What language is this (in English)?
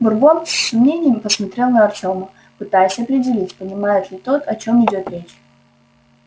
Russian